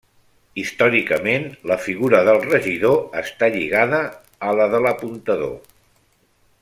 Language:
Catalan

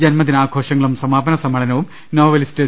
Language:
Malayalam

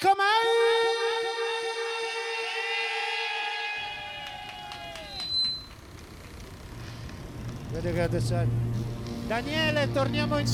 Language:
Italian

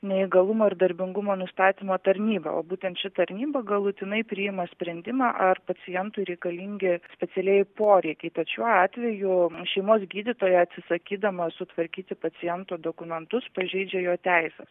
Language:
Lithuanian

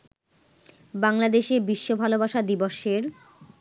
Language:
Bangla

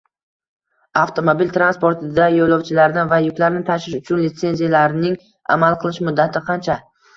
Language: Uzbek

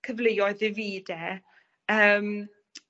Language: Welsh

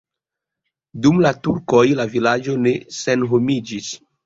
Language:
Esperanto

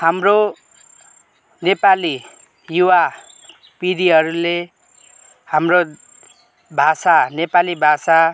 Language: Nepali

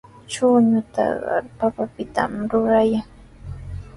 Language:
Sihuas Ancash Quechua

